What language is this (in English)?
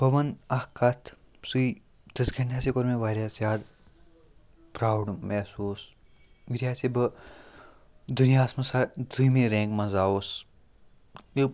Kashmiri